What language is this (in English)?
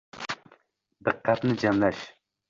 Uzbek